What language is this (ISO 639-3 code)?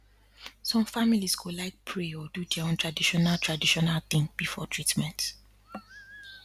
pcm